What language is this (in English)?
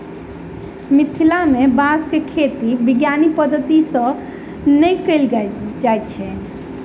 Maithili